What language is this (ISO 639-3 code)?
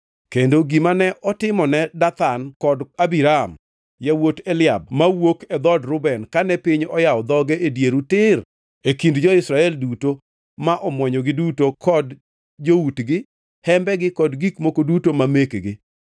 luo